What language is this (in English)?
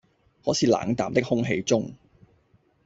Cantonese